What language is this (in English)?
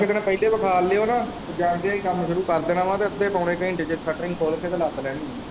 Punjabi